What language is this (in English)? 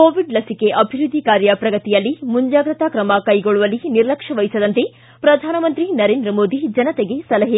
Kannada